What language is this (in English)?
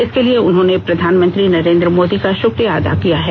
Hindi